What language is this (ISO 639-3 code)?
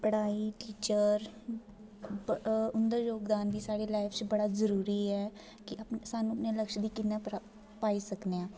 doi